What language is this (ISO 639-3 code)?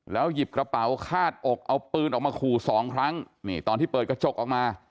tha